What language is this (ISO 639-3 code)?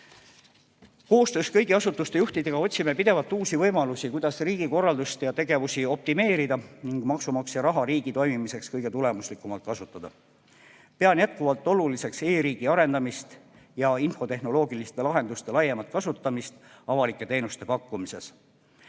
est